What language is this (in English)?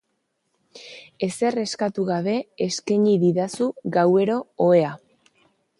Basque